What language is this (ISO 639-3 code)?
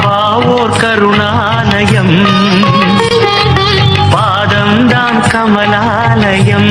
tam